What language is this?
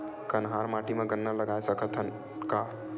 Chhattisgarhi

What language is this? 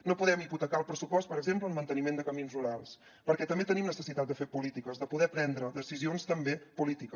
Catalan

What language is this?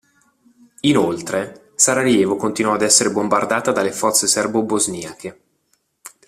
Italian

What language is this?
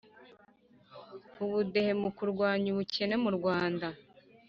Kinyarwanda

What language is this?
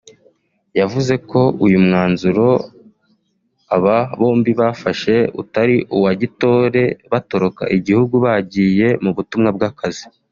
Kinyarwanda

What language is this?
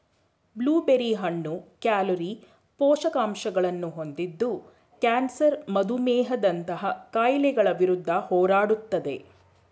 Kannada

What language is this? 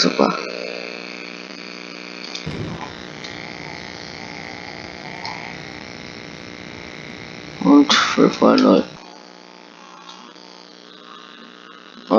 German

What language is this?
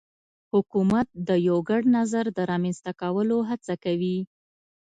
Pashto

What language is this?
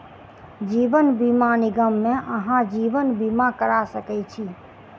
Maithili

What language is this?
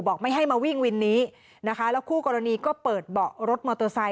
Thai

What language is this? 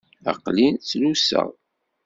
Kabyle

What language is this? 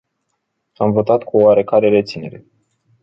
Romanian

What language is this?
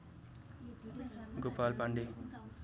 Nepali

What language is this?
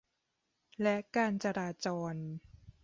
Thai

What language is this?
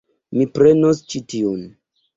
Esperanto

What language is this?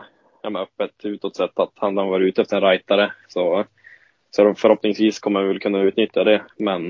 Swedish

